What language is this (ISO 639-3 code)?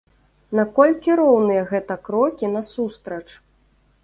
bel